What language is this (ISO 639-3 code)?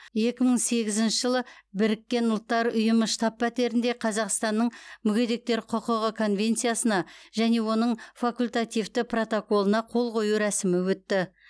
kaz